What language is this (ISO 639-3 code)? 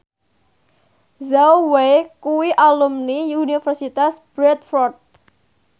jav